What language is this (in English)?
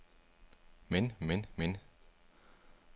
Danish